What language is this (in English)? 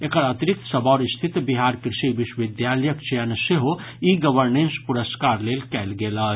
Maithili